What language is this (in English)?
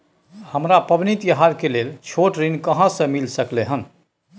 Maithili